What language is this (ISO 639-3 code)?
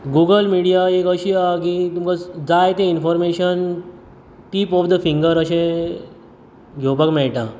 kok